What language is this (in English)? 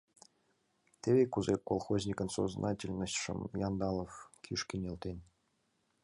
Mari